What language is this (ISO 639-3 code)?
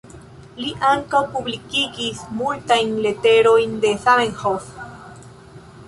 epo